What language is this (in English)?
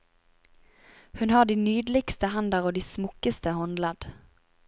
Norwegian